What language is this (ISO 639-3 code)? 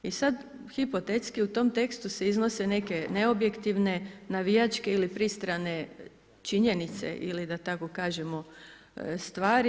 hrv